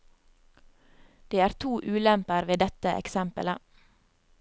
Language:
Norwegian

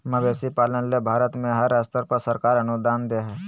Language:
Magahi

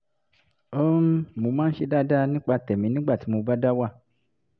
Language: Yoruba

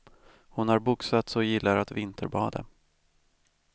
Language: Swedish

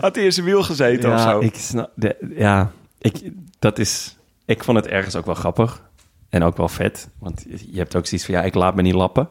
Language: Dutch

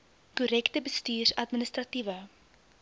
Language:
Afrikaans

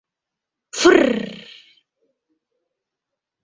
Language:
Mari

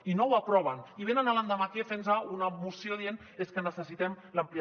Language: Catalan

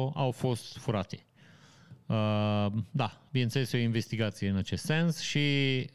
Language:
Romanian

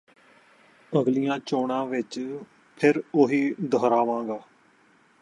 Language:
Punjabi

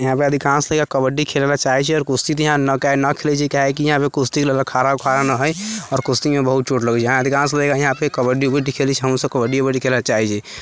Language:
Maithili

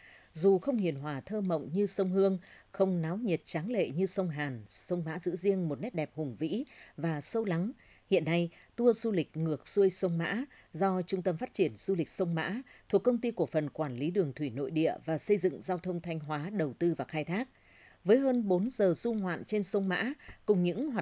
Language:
Vietnamese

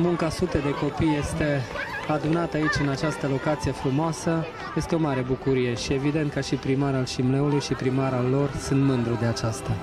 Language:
Romanian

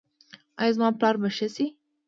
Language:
Pashto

